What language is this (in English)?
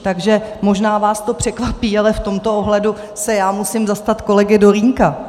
Czech